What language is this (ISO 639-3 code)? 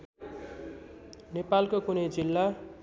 nep